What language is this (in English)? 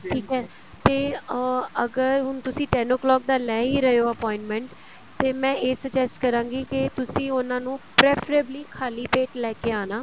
Punjabi